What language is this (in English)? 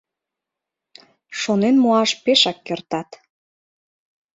Mari